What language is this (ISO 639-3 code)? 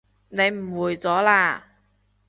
yue